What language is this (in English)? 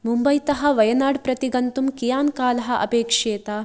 Sanskrit